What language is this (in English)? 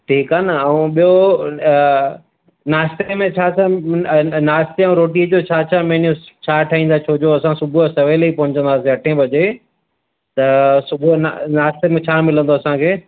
Sindhi